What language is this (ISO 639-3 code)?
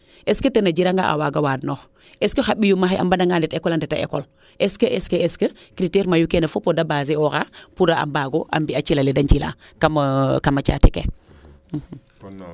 srr